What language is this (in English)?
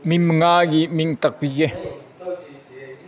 Manipuri